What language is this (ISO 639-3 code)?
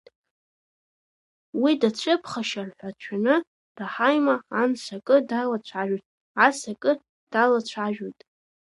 abk